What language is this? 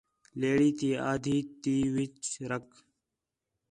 Khetrani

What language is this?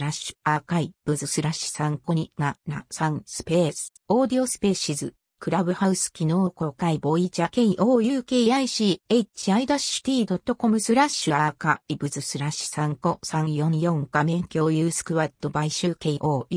Japanese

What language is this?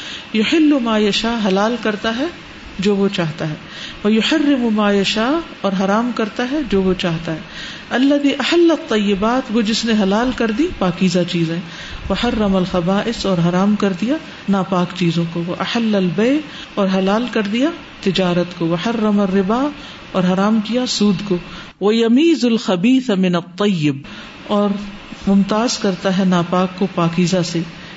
Urdu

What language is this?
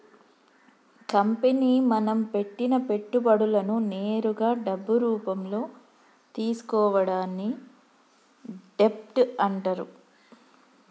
Telugu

